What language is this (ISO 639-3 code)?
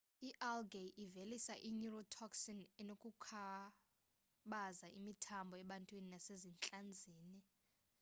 xho